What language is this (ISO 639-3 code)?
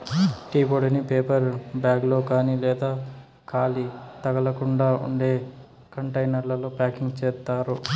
tel